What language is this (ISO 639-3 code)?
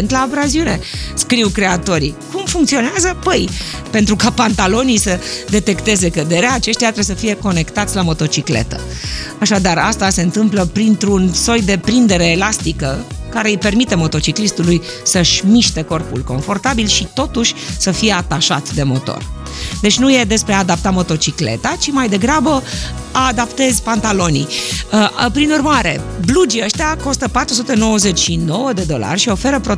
ron